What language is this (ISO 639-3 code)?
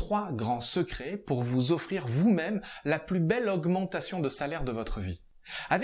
fra